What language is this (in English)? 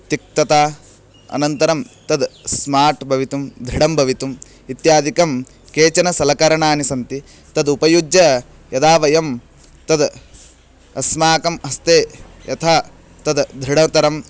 Sanskrit